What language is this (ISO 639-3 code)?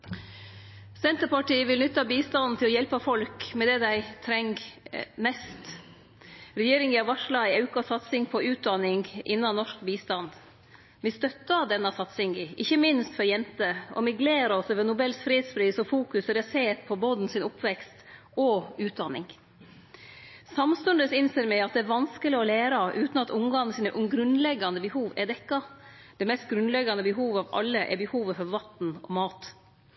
nno